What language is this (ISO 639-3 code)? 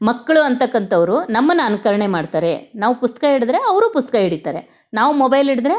kan